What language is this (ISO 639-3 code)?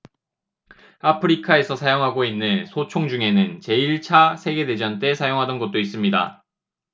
kor